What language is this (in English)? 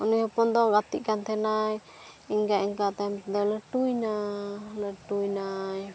Santali